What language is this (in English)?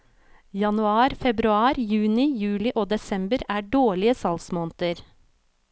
Norwegian